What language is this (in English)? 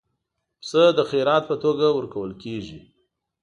Pashto